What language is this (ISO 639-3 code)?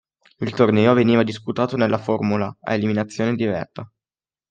ita